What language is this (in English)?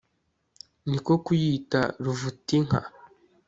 Kinyarwanda